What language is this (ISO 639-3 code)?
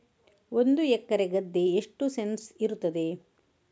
kan